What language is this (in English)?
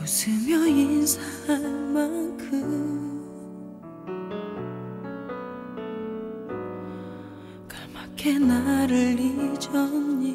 Korean